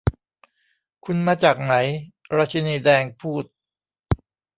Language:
Thai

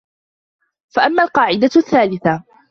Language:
Arabic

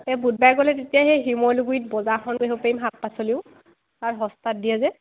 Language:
Assamese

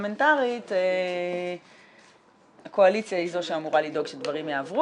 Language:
Hebrew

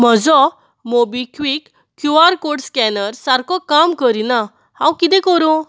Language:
Konkani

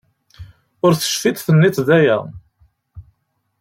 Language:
Kabyle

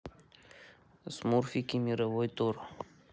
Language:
Russian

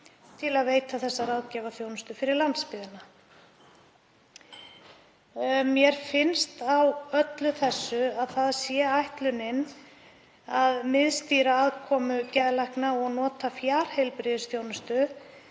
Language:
Icelandic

